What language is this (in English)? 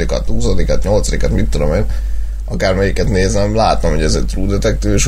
Hungarian